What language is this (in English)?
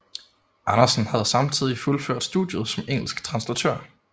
Danish